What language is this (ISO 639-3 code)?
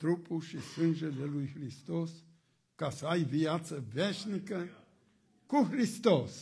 ron